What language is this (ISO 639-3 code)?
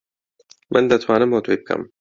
ckb